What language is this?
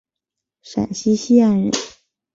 Chinese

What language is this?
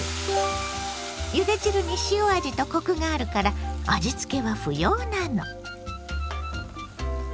Japanese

